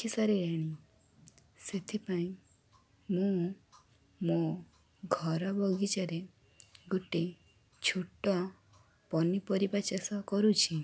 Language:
Odia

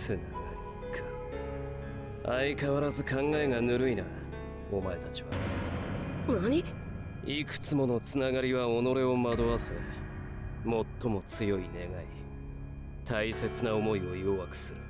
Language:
Japanese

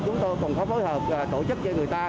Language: Vietnamese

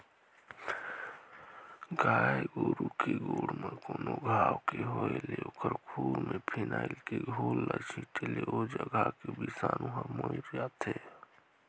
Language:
Chhattisgarhi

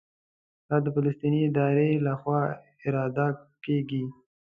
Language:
Pashto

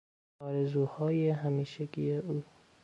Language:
Persian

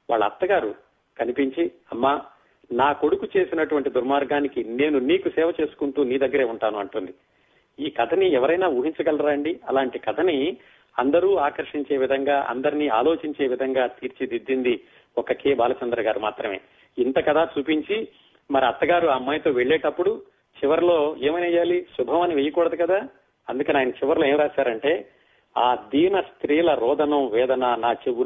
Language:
Telugu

